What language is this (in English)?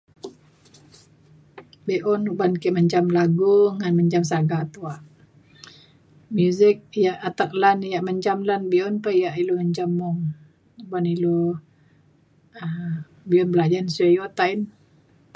Mainstream Kenyah